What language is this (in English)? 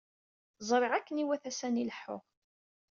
Kabyle